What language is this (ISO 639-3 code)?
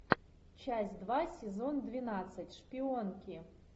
rus